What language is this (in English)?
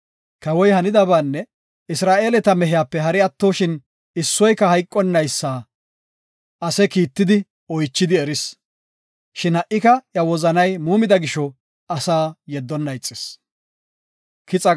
Gofa